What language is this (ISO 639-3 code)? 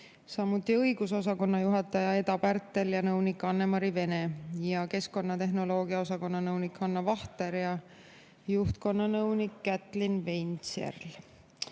est